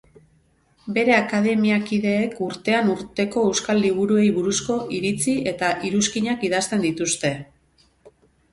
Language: Basque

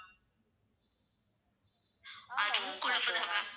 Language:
Tamil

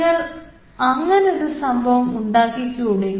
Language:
Malayalam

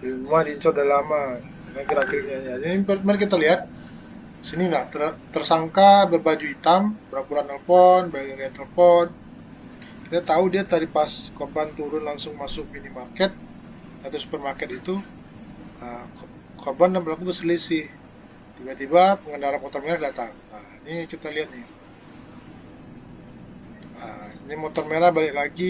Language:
Indonesian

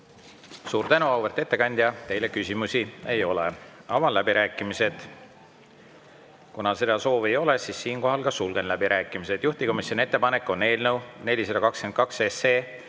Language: Estonian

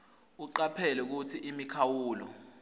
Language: Swati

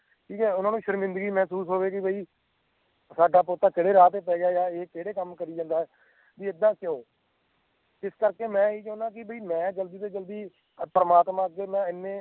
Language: Punjabi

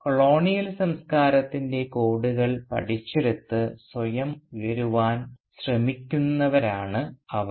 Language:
Malayalam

